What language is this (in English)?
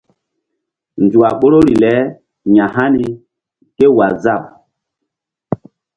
Mbum